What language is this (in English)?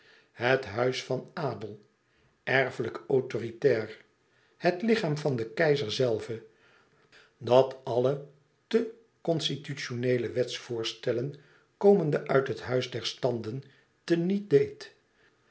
Dutch